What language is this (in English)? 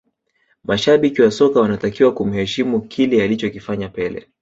Swahili